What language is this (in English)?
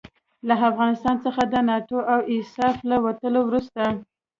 Pashto